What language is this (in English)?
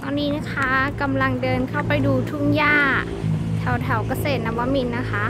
Thai